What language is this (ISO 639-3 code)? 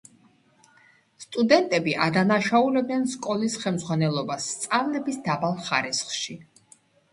kat